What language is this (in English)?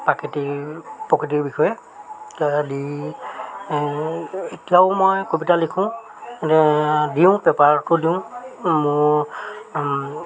Assamese